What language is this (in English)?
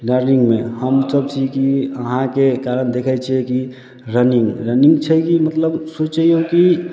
Maithili